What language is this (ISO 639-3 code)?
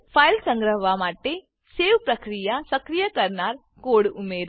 guj